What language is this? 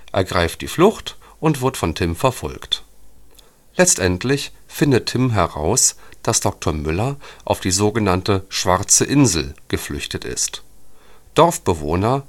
German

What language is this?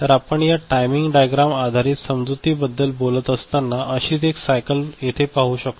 Marathi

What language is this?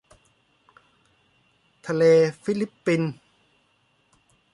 Thai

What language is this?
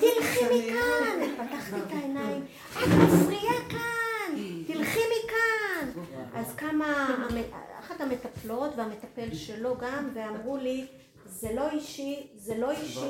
Hebrew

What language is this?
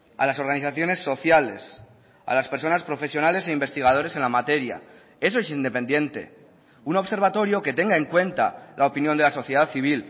Spanish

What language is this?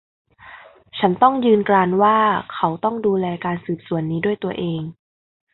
Thai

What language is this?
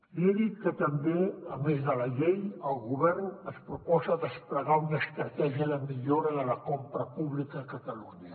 Catalan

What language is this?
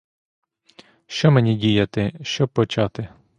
Ukrainian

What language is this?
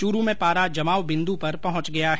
Hindi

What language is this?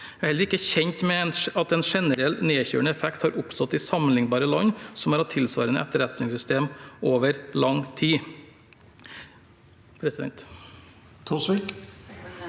Norwegian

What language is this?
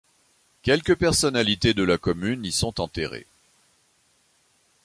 French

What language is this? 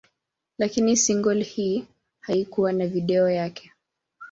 Swahili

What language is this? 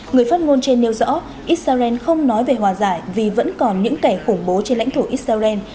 Vietnamese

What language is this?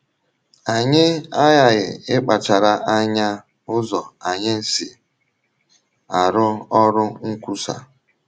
Igbo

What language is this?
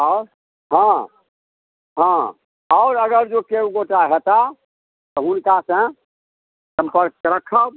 Maithili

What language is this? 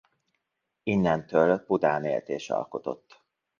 Hungarian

